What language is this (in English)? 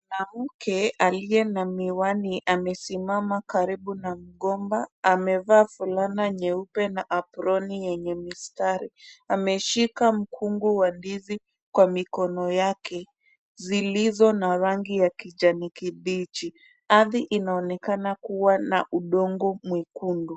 Swahili